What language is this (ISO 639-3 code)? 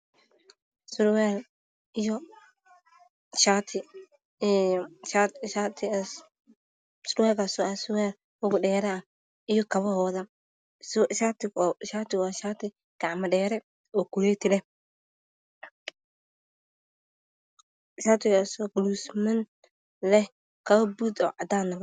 som